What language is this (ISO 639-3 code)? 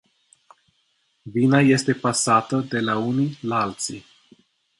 ron